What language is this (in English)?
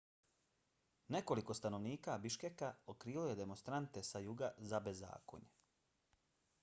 Bosnian